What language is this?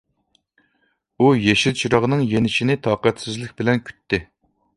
Uyghur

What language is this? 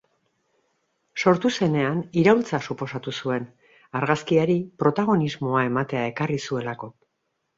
Basque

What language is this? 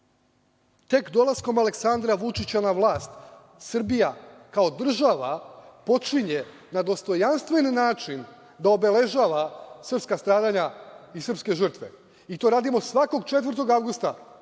Serbian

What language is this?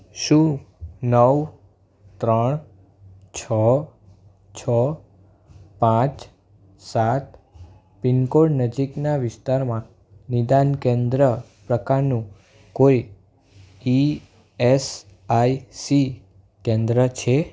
Gujarati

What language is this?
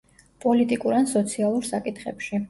Georgian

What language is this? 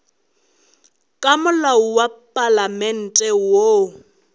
Northern Sotho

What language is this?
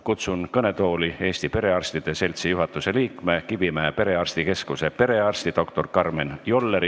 Estonian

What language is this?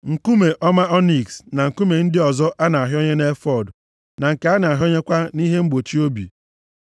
Igbo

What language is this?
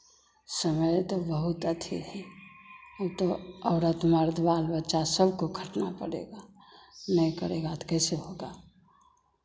Hindi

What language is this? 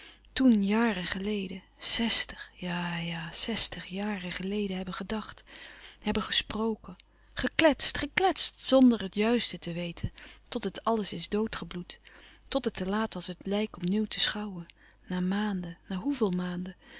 Dutch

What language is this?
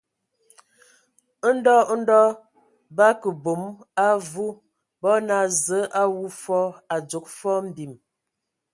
Ewondo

